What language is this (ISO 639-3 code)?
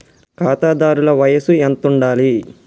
tel